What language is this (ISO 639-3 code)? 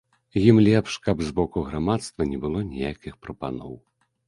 bel